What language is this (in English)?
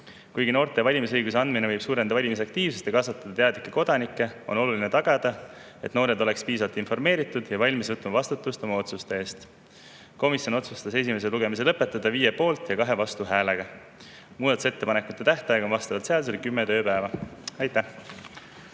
Estonian